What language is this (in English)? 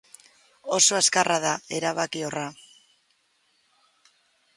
Basque